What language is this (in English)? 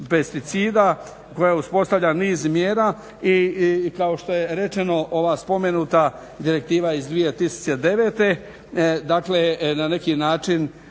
Croatian